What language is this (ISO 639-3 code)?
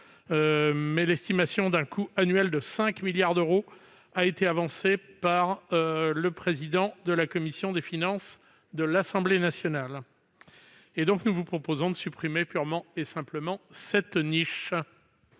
fra